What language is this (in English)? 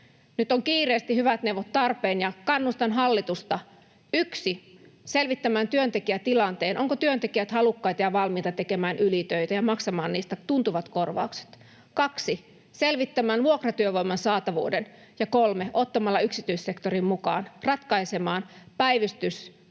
Finnish